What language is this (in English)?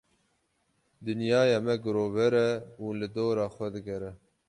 Kurdish